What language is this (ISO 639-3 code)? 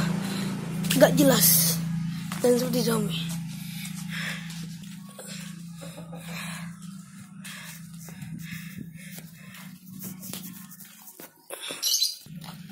ind